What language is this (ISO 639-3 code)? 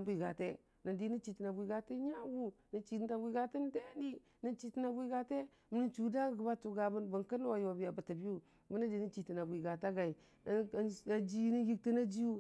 cfa